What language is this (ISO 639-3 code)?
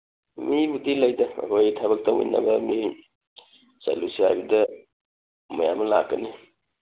mni